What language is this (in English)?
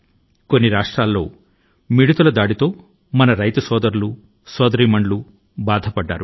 Telugu